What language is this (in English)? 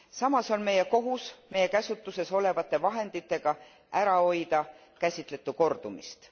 Estonian